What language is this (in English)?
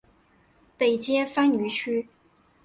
Chinese